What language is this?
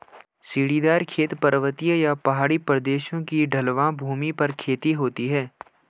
Hindi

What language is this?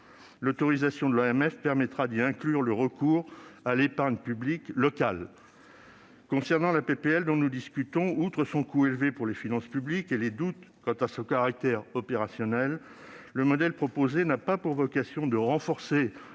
French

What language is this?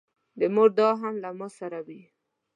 Pashto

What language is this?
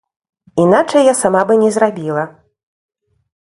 Belarusian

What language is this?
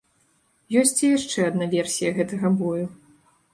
Belarusian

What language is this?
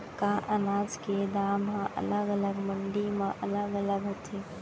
Chhattisgarhi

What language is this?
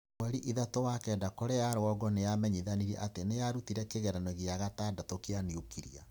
Kikuyu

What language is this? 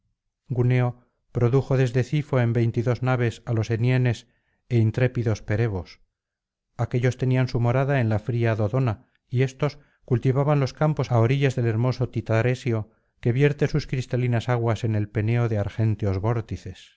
Spanish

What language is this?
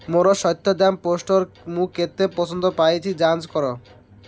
Odia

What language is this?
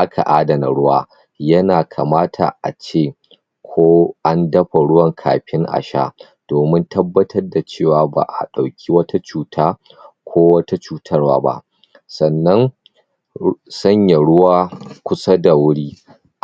Hausa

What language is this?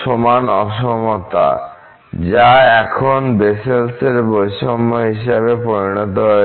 Bangla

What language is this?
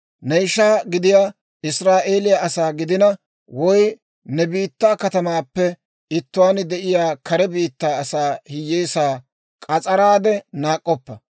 Dawro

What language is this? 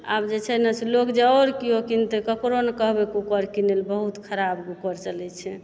Maithili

